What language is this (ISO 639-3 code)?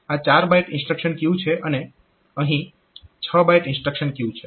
guj